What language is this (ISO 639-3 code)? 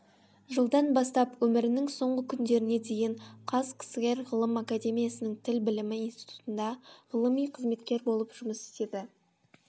kaz